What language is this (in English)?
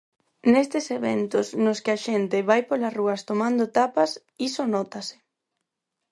Galician